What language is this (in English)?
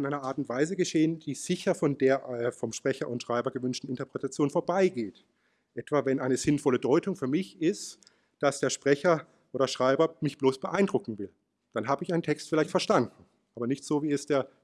German